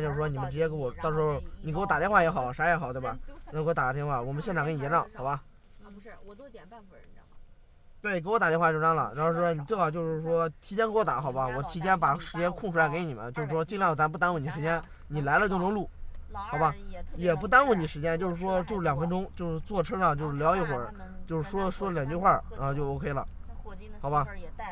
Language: Chinese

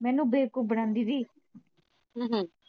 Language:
Punjabi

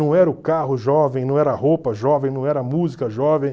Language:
Portuguese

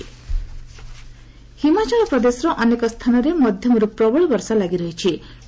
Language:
Odia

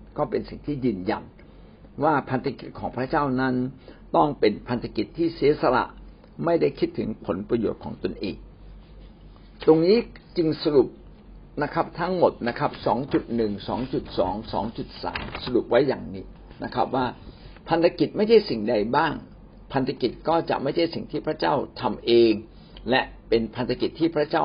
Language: Thai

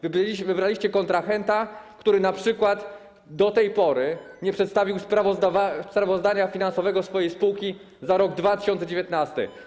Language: Polish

